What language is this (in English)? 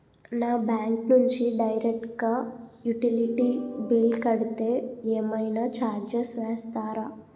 Telugu